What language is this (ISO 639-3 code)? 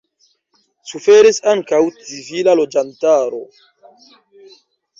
epo